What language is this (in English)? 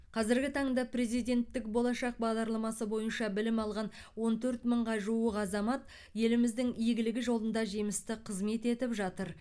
Kazakh